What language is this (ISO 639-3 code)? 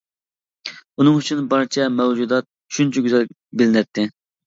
uig